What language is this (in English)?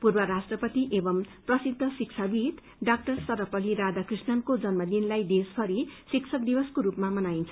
Nepali